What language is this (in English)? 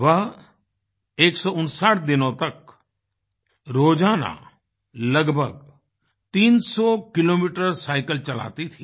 Hindi